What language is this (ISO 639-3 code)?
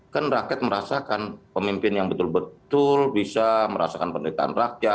ind